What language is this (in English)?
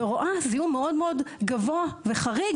Hebrew